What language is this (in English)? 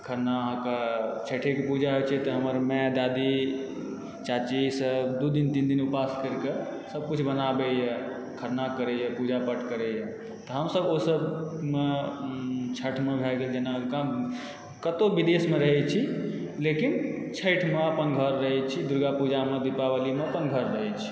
Maithili